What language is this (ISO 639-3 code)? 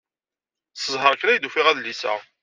kab